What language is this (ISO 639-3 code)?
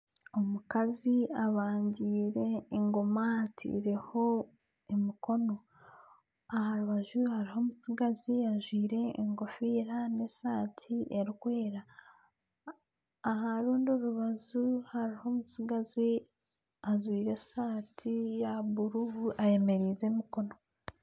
nyn